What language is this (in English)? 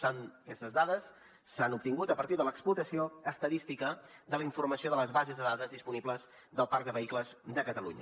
Catalan